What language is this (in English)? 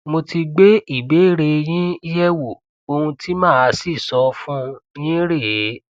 Yoruba